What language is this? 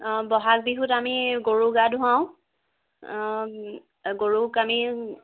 Assamese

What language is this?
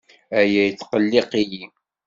Kabyle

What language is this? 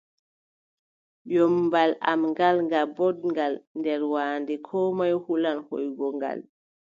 Adamawa Fulfulde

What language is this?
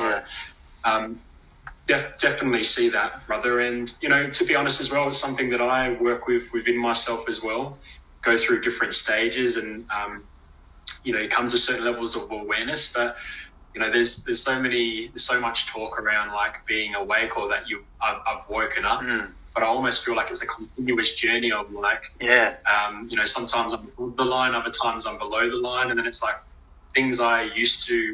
English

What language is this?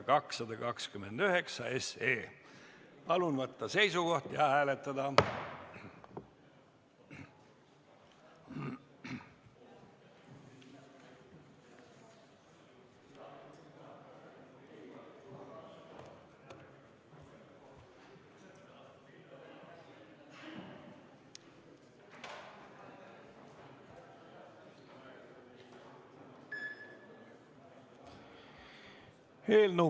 Estonian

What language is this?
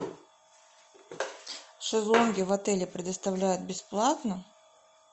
Russian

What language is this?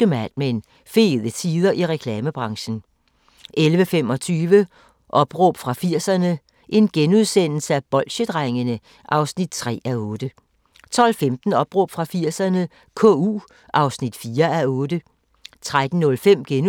Danish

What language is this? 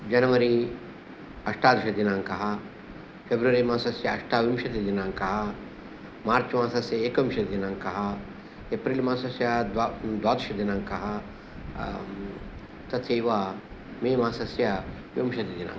Sanskrit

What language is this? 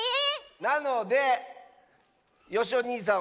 Japanese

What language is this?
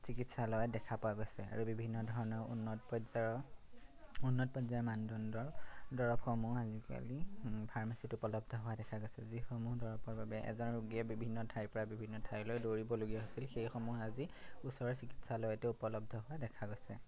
Assamese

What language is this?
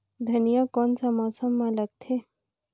Chhattisgarhi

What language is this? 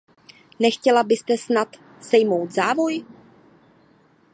Czech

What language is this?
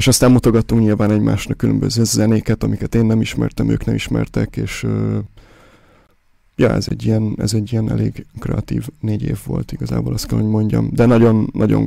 Hungarian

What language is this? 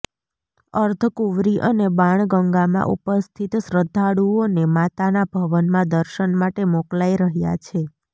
Gujarati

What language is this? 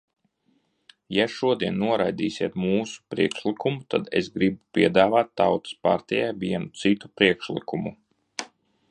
Latvian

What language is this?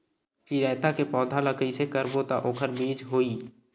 Chhattisgarhi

